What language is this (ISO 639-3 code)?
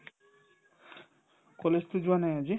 asm